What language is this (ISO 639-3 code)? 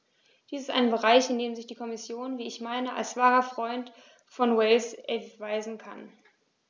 deu